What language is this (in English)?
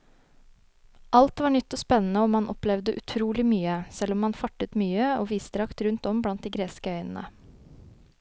Norwegian